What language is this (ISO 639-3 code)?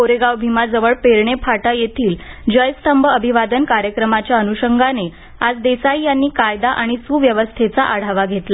mar